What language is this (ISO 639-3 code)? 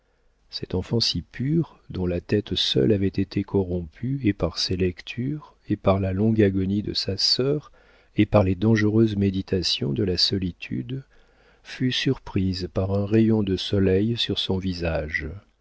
fra